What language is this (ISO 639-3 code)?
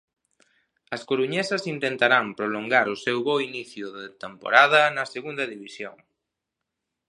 glg